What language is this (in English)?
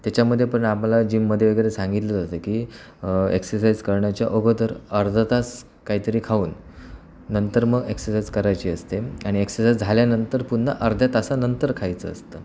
Marathi